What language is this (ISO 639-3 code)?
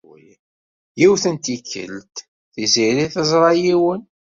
kab